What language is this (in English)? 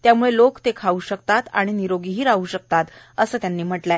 Marathi